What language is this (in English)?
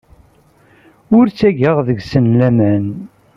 Kabyle